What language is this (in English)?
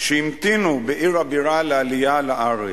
Hebrew